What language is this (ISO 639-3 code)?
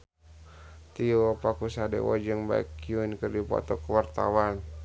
sun